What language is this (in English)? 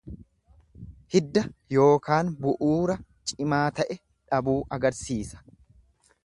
Oromo